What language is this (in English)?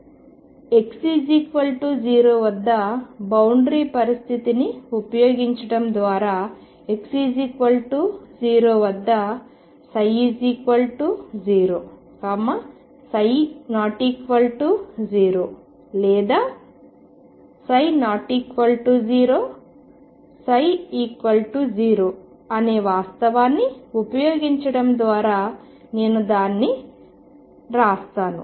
Telugu